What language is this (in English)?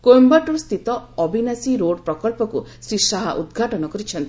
Odia